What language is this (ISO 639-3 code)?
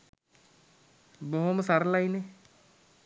sin